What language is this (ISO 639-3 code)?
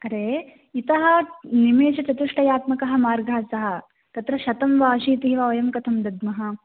san